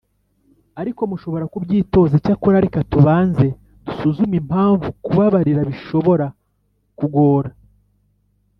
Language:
Kinyarwanda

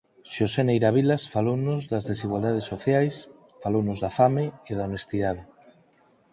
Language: Galician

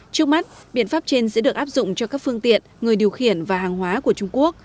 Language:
Vietnamese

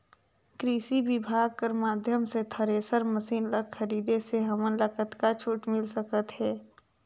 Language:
Chhattisgarhi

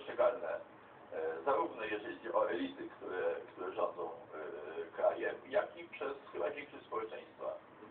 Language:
Polish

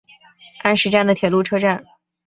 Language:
Chinese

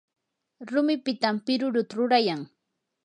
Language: Yanahuanca Pasco Quechua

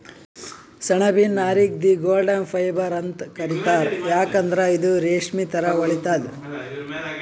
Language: Kannada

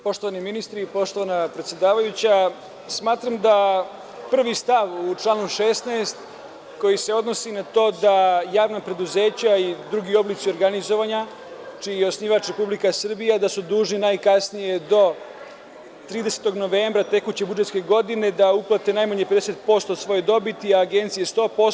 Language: Serbian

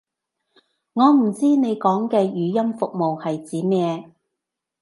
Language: Cantonese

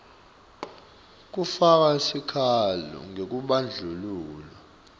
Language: Swati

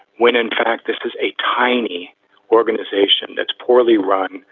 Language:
English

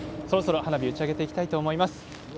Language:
Japanese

